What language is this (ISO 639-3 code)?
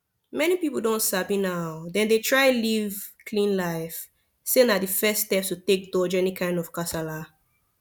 pcm